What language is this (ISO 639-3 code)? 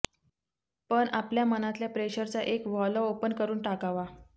mar